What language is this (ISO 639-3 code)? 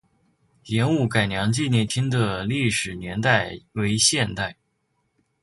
zho